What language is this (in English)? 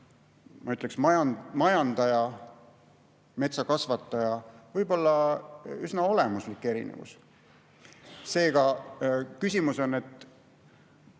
Estonian